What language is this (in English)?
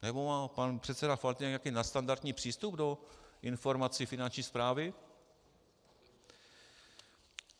Czech